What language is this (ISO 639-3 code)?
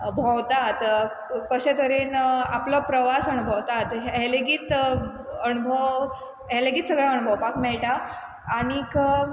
kok